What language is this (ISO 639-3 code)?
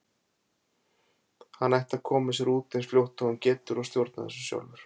isl